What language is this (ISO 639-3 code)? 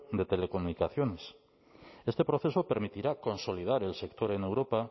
spa